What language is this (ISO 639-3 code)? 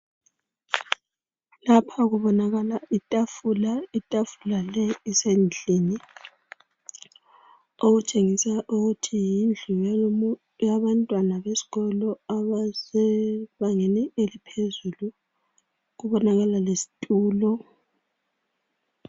nde